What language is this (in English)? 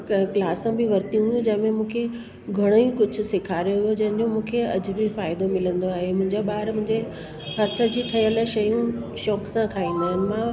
Sindhi